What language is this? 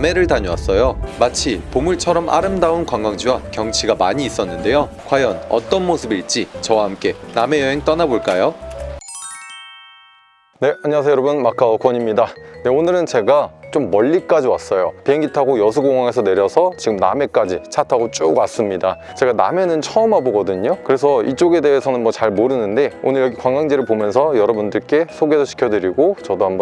Korean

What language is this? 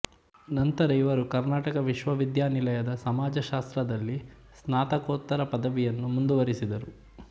Kannada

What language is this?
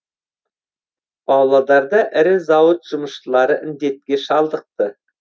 Kazakh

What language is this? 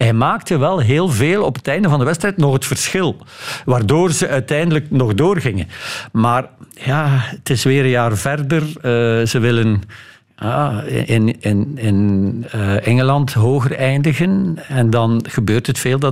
Dutch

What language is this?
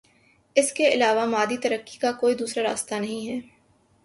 Urdu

